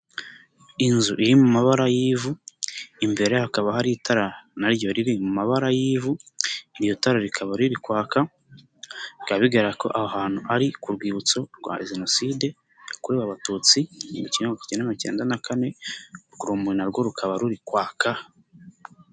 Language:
Kinyarwanda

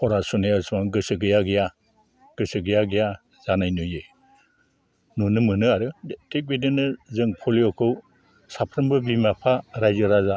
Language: Bodo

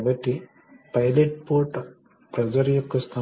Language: Telugu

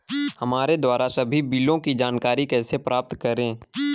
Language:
Hindi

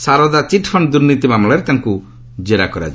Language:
Odia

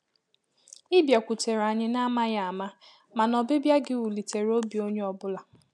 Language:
Igbo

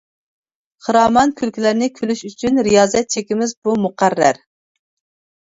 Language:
Uyghur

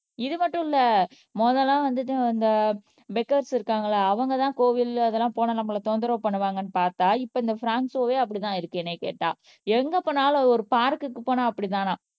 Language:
Tamil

